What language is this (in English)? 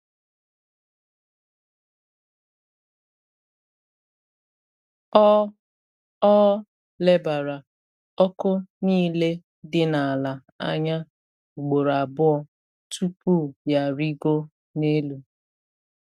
Igbo